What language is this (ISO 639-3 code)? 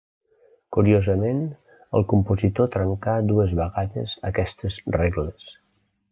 cat